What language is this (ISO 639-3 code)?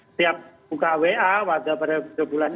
ind